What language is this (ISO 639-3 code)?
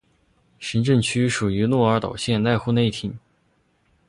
zho